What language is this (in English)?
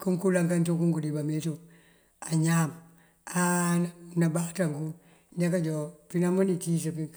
Mandjak